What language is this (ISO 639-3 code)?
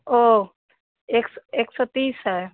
hin